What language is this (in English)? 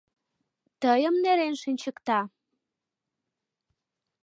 Mari